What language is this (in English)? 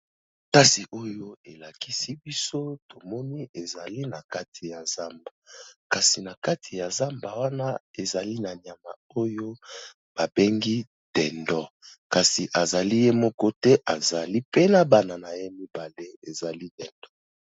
Lingala